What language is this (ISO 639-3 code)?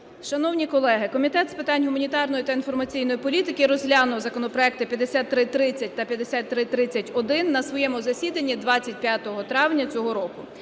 ukr